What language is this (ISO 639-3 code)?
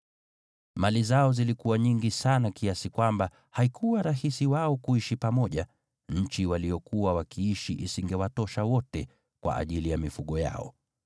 swa